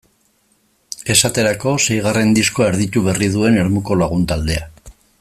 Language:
Basque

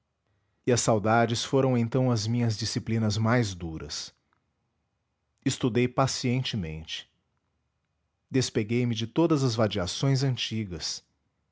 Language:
Portuguese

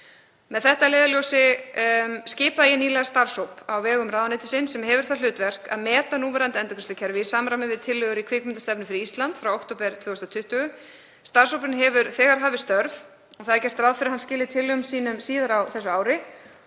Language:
Icelandic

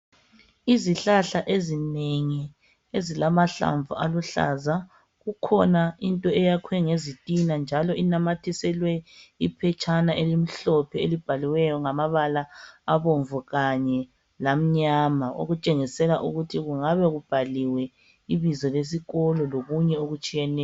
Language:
North Ndebele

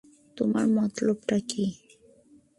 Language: Bangla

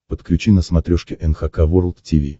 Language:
Russian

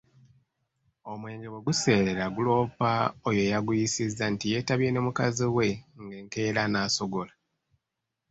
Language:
Ganda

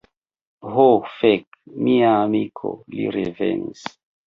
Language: Esperanto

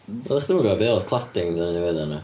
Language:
Welsh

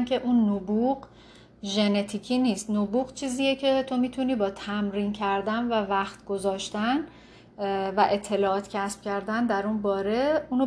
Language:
Persian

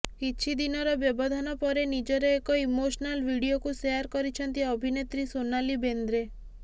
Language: Odia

